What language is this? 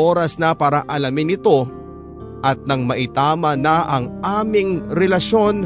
Filipino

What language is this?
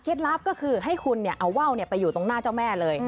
Thai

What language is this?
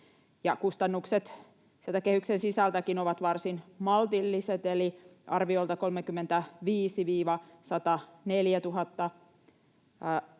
Finnish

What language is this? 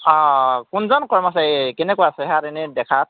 Assamese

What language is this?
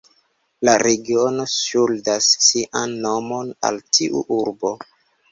Esperanto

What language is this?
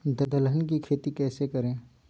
Magahi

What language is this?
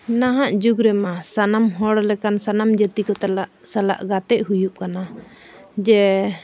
Santali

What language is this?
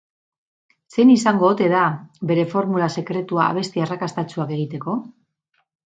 Basque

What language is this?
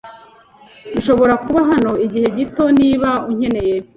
Kinyarwanda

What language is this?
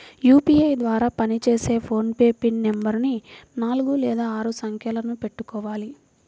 Telugu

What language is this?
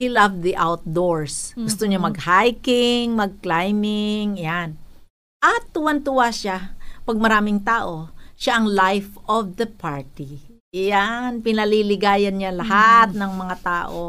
Filipino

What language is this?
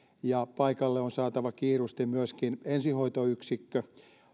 Finnish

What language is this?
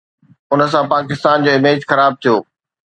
Sindhi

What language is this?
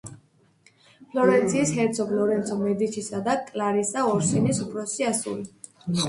Georgian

